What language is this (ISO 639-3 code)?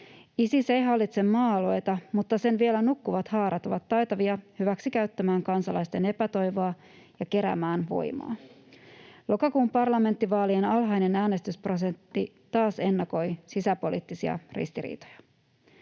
fin